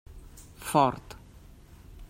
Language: Catalan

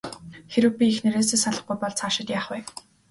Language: Mongolian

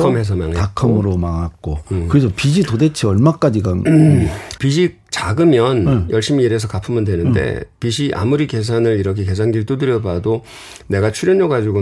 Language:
Korean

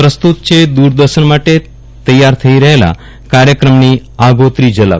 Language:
Gujarati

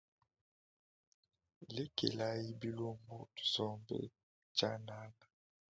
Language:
Luba-Lulua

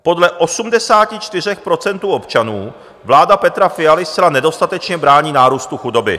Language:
Czech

